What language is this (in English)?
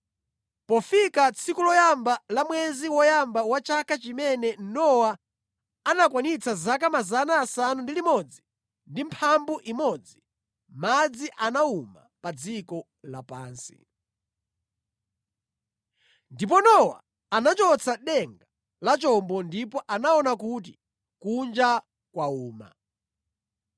Nyanja